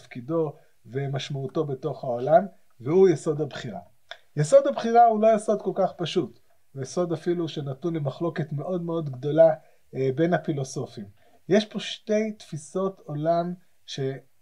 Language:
Hebrew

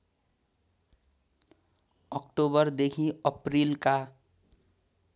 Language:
Nepali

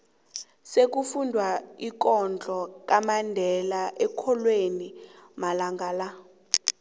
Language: South Ndebele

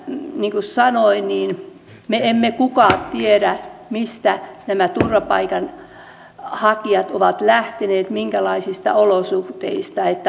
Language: Finnish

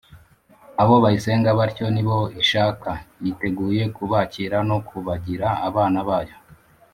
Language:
Kinyarwanda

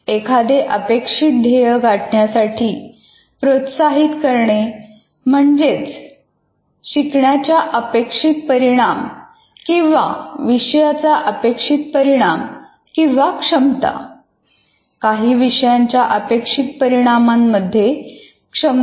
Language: Marathi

